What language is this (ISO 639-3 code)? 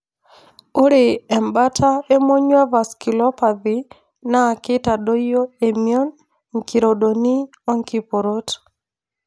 mas